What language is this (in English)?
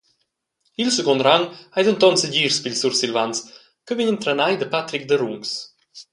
Romansh